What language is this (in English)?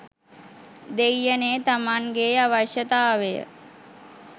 Sinhala